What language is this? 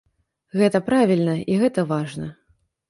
Belarusian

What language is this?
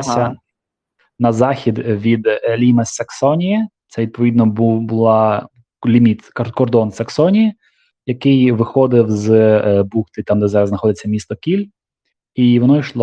Ukrainian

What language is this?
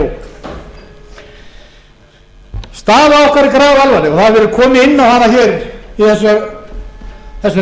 Icelandic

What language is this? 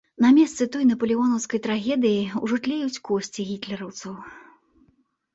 Belarusian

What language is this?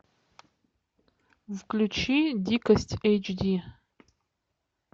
Russian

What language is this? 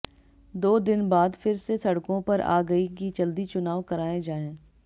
Hindi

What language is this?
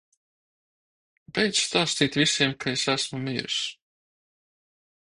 Latvian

